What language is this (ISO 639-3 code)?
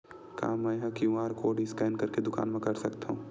hne